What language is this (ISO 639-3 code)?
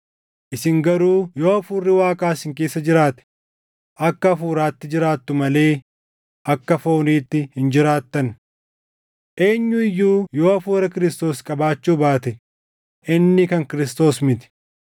orm